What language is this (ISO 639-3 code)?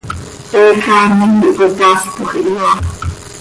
sei